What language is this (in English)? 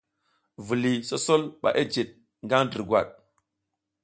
South Giziga